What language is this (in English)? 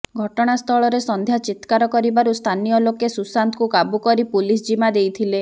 Odia